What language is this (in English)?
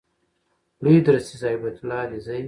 Pashto